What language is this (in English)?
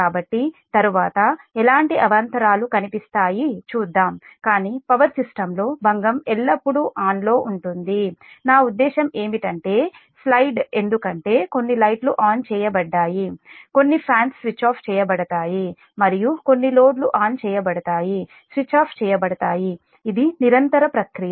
Telugu